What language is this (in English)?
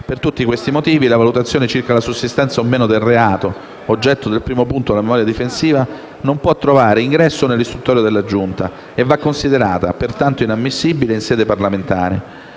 Italian